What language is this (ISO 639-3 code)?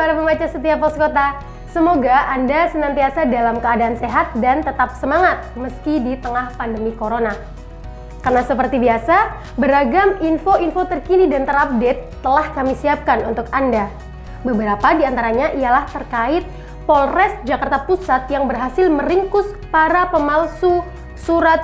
ind